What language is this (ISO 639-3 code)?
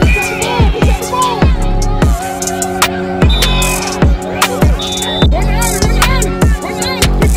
eng